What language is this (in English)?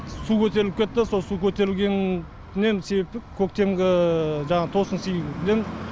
Kazakh